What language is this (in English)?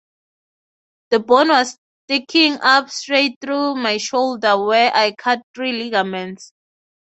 English